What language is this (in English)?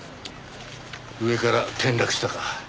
Japanese